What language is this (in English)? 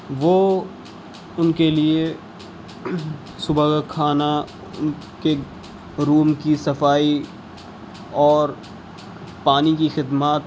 Urdu